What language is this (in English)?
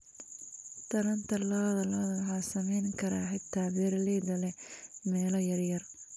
Somali